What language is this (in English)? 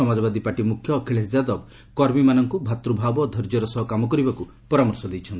Odia